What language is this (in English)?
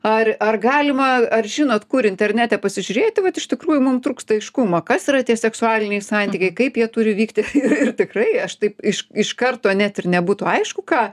Lithuanian